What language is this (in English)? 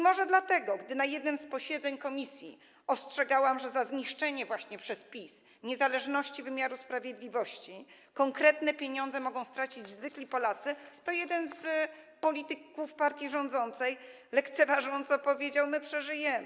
Polish